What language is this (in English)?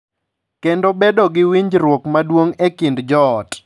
Luo (Kenya and Tanzania)